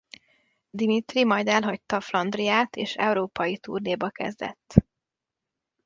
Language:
Hungarian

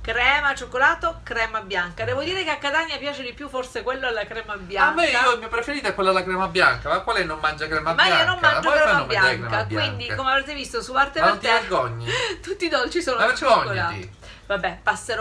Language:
Italian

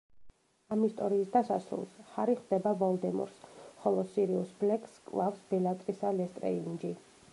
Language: Georgian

